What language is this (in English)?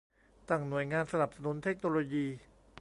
Thai